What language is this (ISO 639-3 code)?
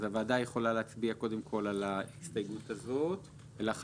heb